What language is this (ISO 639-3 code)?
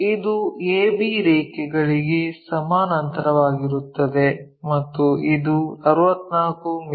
kan